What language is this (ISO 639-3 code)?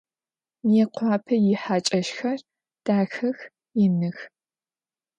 ady